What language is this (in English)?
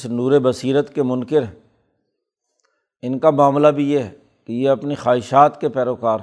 Urdu